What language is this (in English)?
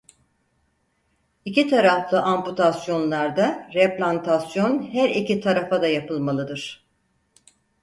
Turkish